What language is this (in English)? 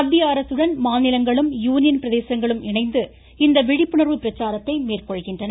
Tamil